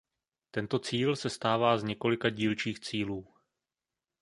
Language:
Czech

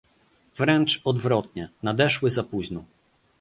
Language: Polish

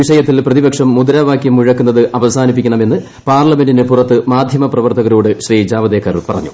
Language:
Malayalam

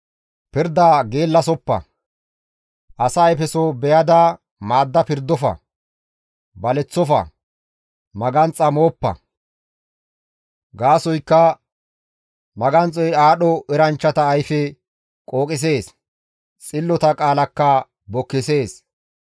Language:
Gamo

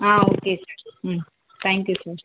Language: Tamil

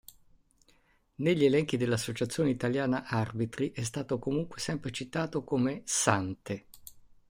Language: Italian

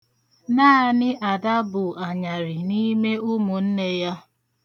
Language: Igbo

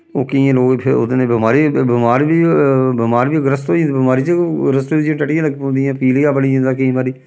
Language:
Dogri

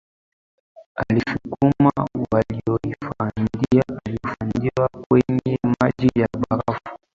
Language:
Swahili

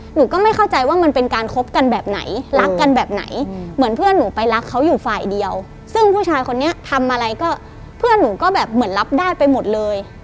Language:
Thai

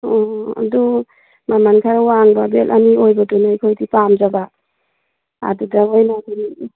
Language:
Manipuri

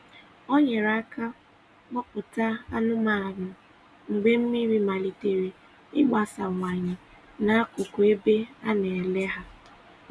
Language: Igbo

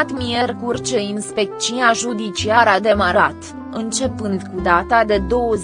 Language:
Romanian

